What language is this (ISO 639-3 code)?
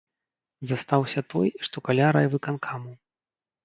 bel